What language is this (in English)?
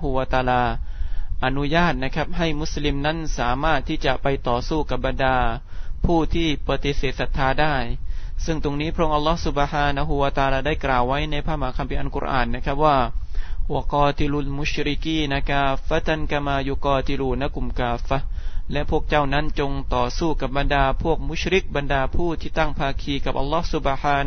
Thai